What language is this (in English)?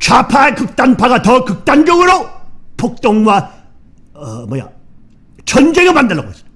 Korean